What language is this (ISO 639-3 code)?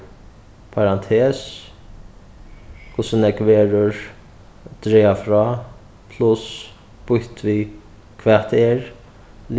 fao